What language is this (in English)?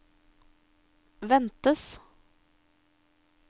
Norwegian